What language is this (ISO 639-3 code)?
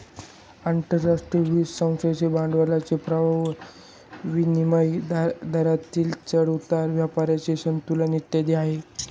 mar